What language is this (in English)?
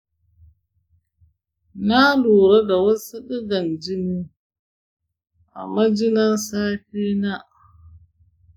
Hausa